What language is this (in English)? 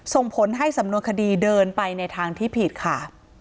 Thai